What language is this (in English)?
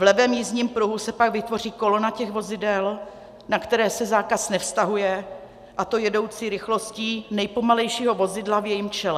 Czech